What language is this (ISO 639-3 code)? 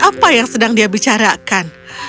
ind